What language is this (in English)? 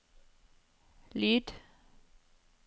Norwegian